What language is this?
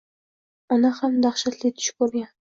Uzbek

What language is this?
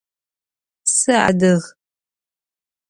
Adyghe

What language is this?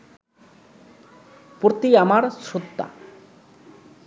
Bangla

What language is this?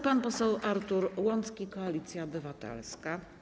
Polish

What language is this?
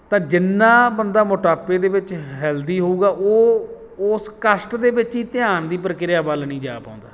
Punjabi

